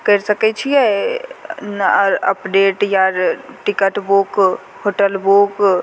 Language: Maithili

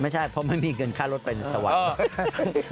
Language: Thai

